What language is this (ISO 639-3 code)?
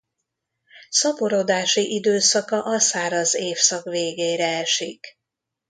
hun